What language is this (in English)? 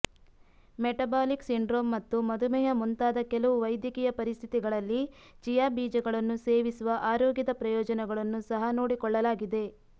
Kannada